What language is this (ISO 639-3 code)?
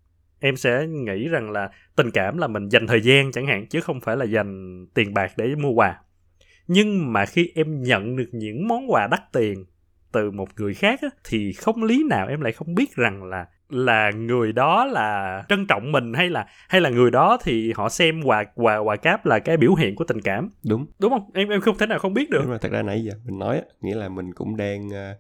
vie